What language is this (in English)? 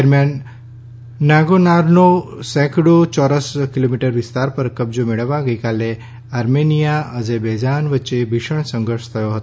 Gujarati